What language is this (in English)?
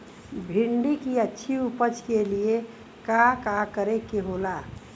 Bhojpuri